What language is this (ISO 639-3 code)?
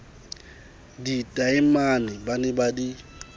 sot